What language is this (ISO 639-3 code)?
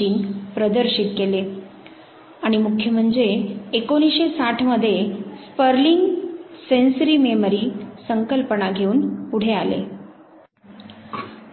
mar